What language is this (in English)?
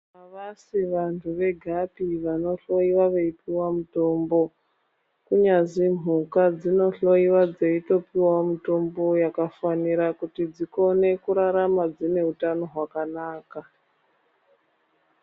Ndau